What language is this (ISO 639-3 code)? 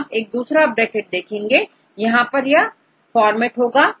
hin